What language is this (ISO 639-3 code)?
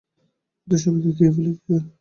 ben